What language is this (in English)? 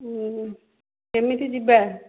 Odia